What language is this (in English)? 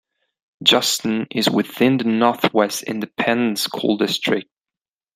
English